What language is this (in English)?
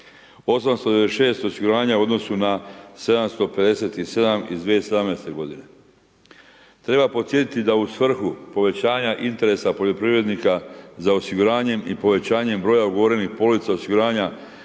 Croatian